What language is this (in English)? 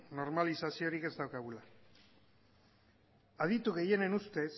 Basque